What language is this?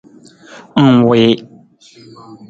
Nawdm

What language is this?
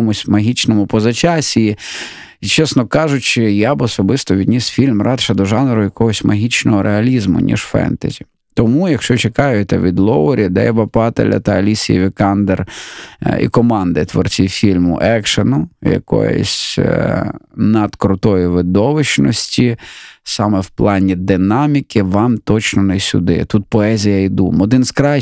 Ukrainian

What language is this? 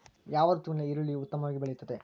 Kannada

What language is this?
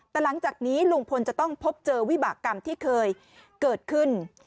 Thai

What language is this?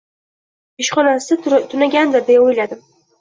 Uzbek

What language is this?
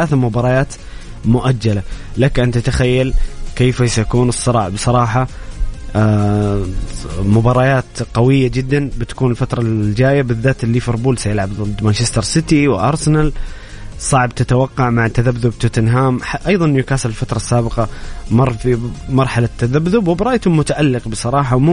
Arabic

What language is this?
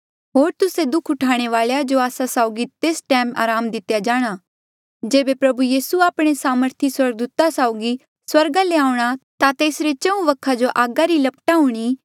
Mandeali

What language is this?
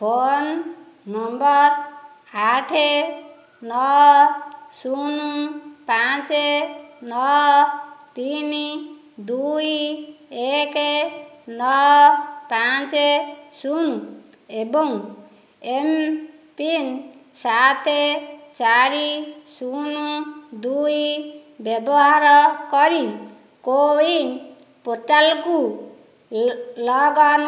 Odia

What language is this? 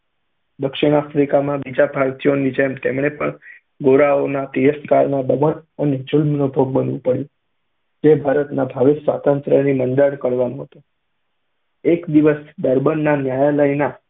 Gujarati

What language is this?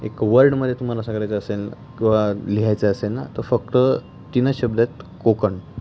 Marathi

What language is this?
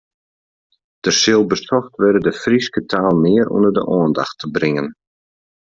Western Frisian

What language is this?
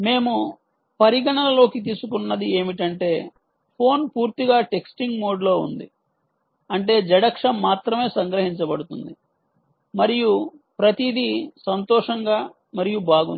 Telugu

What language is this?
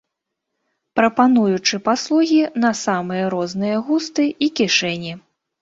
Belarusian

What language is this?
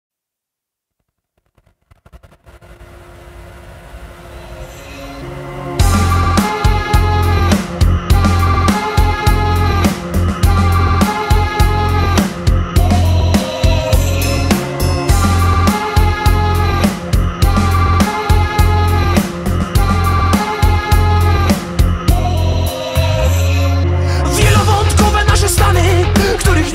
Polish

